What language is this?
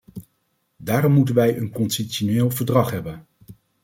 Dutch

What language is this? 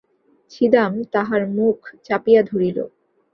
Bangla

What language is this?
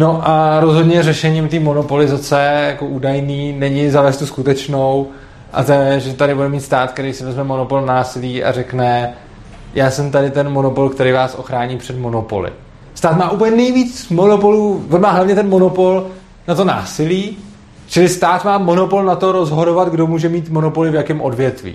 Czech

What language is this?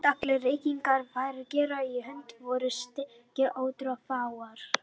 Icelandic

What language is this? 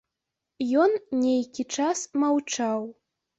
Belarusian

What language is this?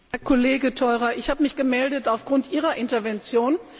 German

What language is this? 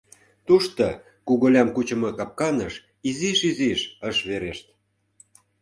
Mari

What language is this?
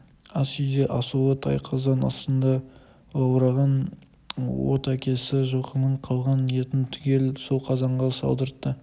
Kazakh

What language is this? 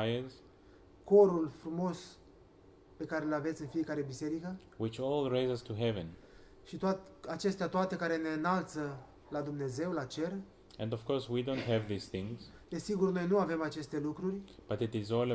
Romanian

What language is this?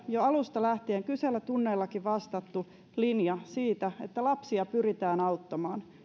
Finnish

